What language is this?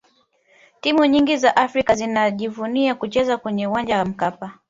Swahili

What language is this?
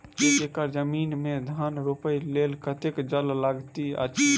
Maithili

